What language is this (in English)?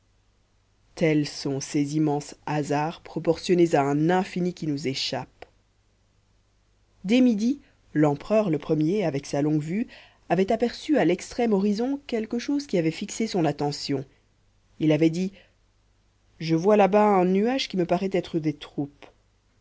French